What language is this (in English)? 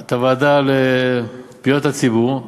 Hebrew